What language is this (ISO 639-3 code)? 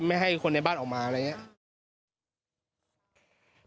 tha